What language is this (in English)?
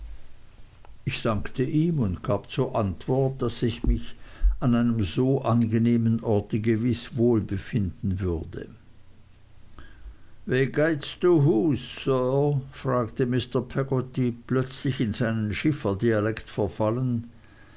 German